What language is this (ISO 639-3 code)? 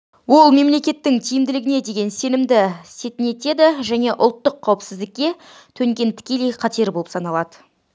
kaz